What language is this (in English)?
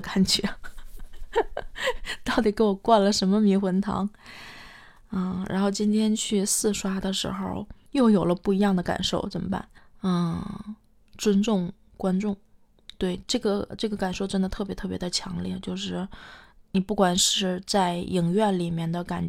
Chinese